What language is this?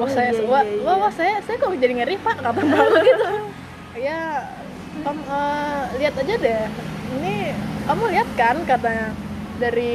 Indonesian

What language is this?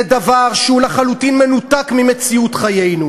Hebrew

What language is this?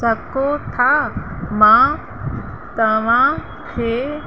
Sindhi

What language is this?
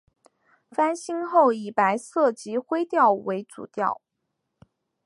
Chinese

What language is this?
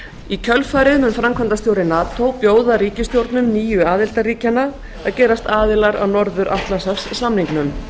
Icelandic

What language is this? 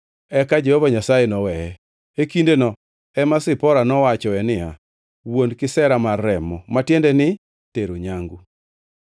Luo (Kenya and Tanzania)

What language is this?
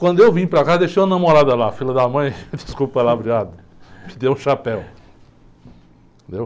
Portuguese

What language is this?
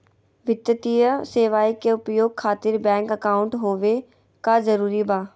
Magahi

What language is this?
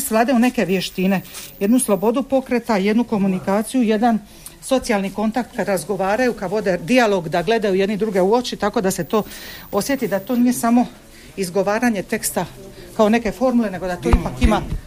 Croatian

